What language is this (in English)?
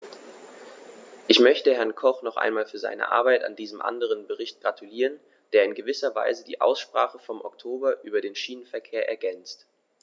German